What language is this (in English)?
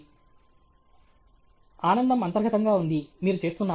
Telugu